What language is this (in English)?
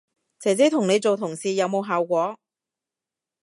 Cantonese